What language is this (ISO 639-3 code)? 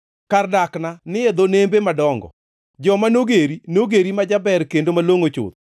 luo